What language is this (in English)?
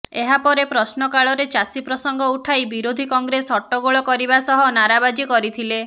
Odia